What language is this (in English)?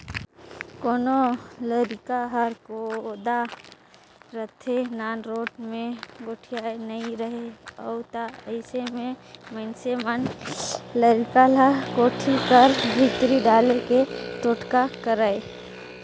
Chhattisgarhi